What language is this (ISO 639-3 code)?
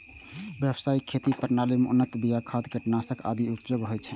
mai